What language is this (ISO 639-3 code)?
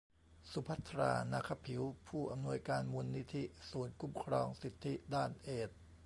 tha